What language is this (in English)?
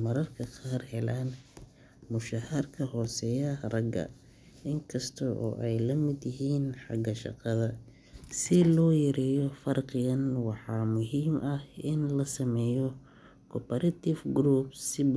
Somali